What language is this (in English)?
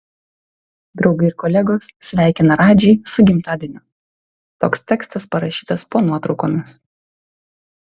Lithuanian